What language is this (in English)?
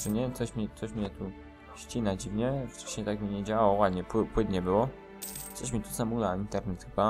Polish